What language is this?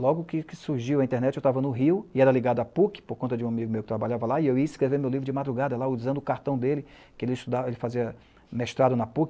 Portuguese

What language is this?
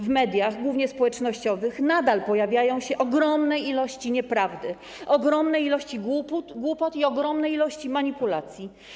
Polish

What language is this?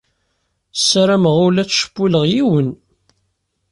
Kabyle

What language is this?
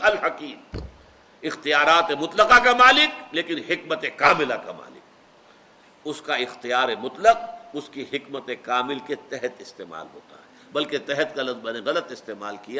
Urdu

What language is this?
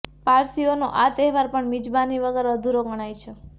Gujarati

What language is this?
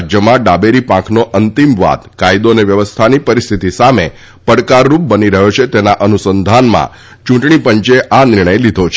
Gujarati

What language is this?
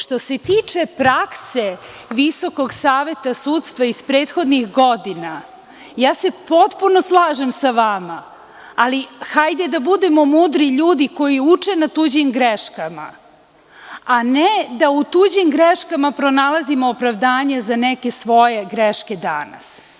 Serbian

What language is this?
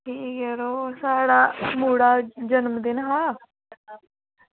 Dogri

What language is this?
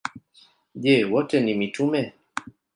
Swahili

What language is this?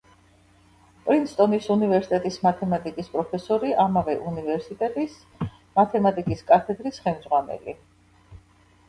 Georgian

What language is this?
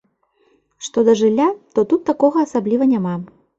Belarusian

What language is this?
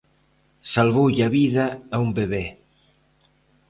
Galician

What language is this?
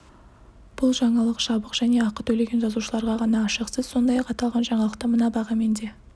Kazakh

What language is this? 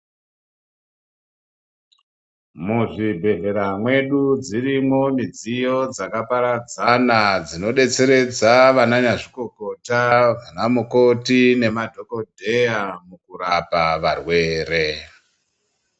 Ndau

